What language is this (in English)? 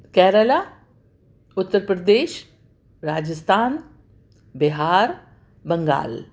Urdu